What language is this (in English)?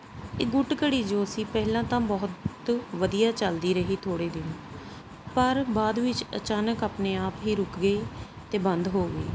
Punjabi